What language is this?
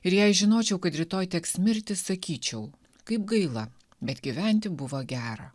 Lithuanian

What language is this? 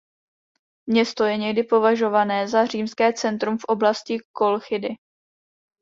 Czech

